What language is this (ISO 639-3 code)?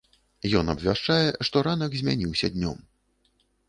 bel